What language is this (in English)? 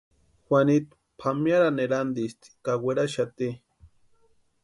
Western Highland Purepecha